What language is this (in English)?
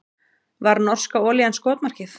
Icelandic